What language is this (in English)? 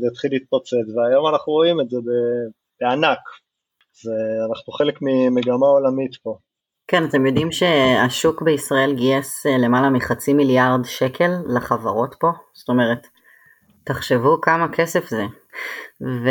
Hebrew